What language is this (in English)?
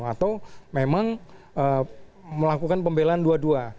Indonesian